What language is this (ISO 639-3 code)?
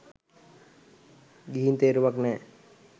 sin